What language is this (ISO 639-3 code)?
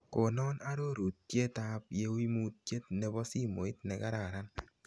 kln